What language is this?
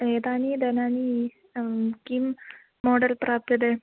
Sanskrit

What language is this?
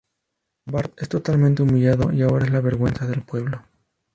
Spanish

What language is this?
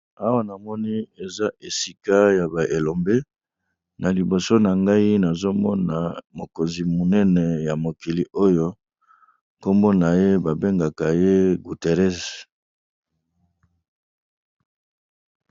Lingala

